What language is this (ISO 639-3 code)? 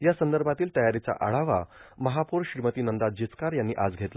mar